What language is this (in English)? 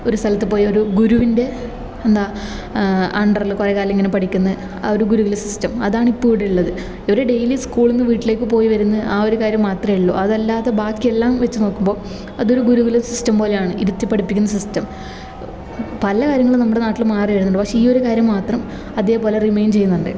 Malayalam